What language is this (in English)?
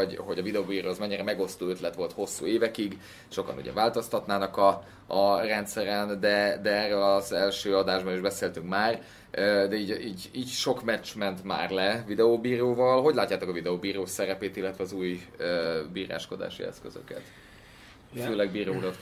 Hungarian